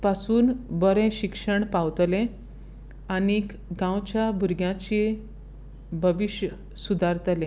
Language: Konkani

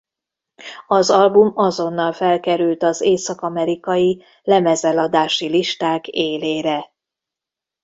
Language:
Hungarian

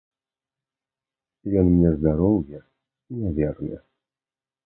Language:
Belarusian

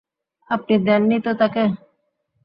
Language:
Bangla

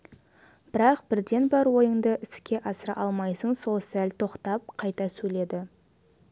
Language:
Kazakh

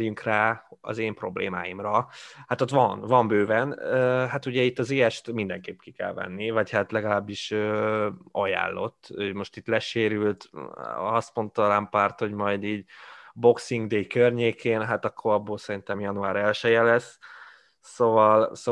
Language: Hungarian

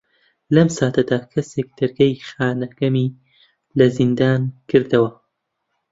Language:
Central Kurdish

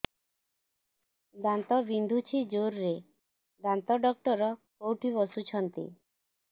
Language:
Odia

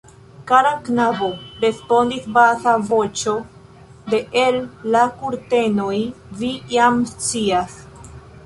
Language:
Esperanto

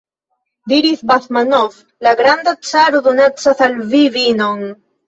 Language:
Esperanto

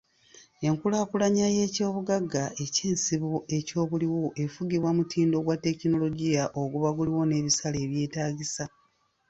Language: Ganda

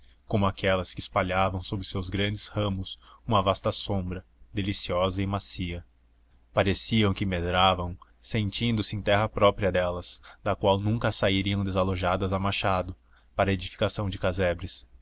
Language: Portuguese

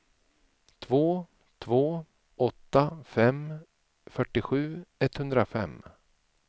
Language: Swedish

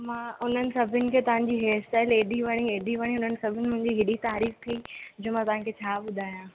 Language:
Sindhi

